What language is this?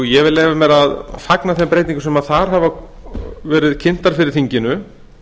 Icelandic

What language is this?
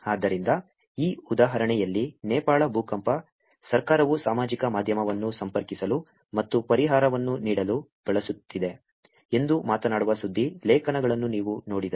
Kannada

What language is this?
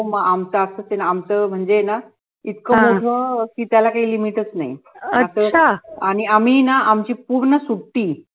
Marathi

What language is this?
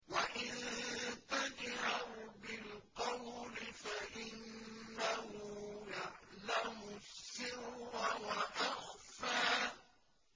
Arabic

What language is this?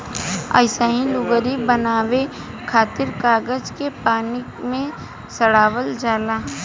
Bhojpuri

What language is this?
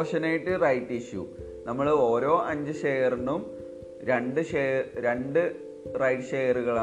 Malayalam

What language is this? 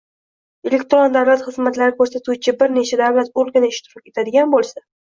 Uzbek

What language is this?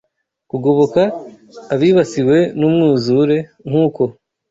Kinyarwanda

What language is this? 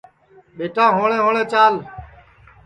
Sansi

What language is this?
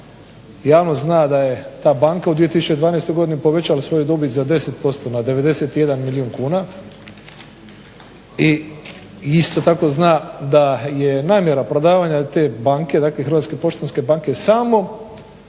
Croatian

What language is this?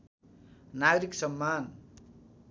Nepali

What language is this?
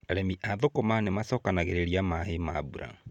Kikuyu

